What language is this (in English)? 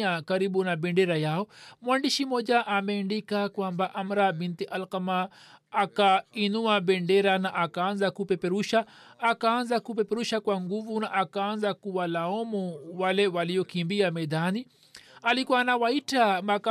Swahili